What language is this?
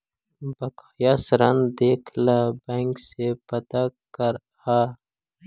Magahi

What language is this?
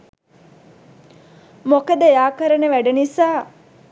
Sinhala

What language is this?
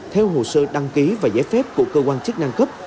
Vietnamese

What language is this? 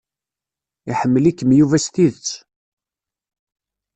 Kabyle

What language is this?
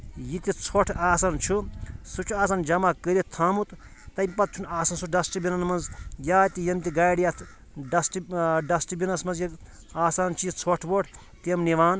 Kashmiri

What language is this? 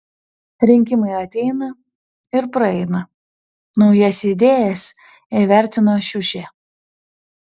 Lithuanian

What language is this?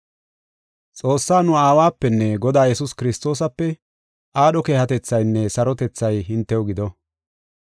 Gofa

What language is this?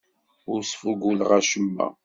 Kabyle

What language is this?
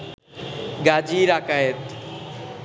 Bangla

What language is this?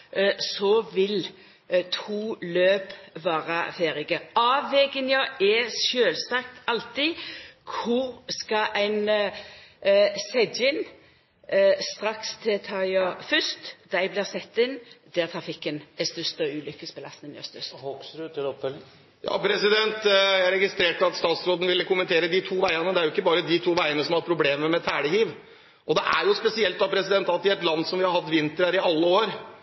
Norwegian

